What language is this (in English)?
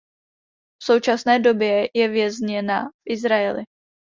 Czech